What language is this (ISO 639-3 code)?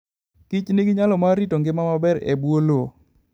luo